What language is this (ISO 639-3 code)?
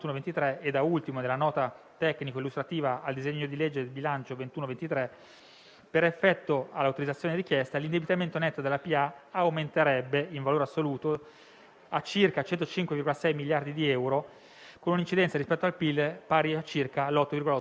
ita